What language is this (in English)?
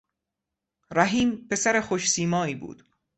Persian